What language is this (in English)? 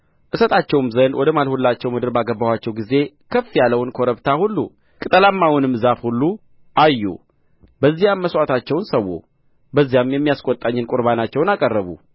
Amharic